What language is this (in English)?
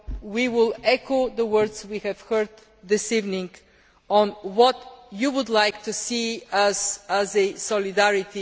English